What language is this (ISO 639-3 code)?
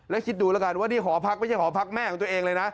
tha